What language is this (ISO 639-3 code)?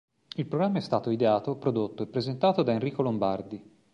ita